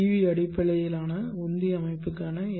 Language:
Tamil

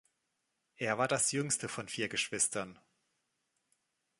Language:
German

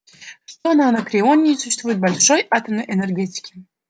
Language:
Russian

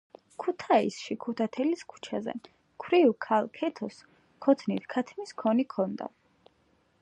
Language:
Georgian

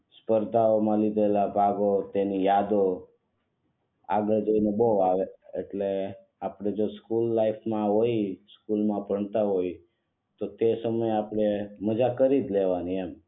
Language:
Gujarati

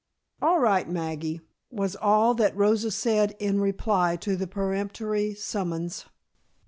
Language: English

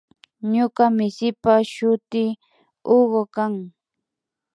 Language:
Imbabura Highland Quichua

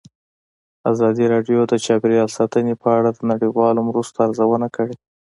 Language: Pashto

